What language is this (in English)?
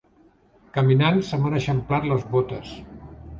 Catalan